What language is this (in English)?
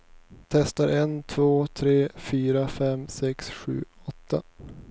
Swedish